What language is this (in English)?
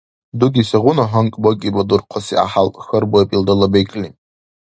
Dargwa